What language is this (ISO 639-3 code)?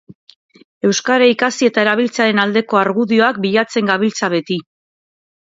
eus